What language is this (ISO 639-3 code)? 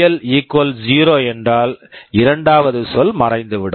tam